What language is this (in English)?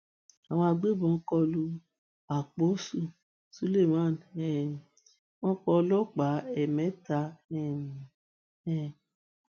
Yoruba